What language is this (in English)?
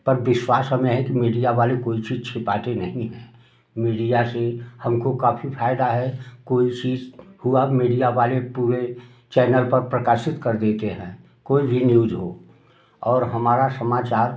Hindi